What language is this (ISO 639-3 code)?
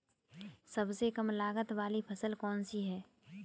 hin